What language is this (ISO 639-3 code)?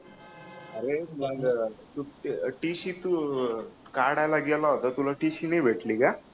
mar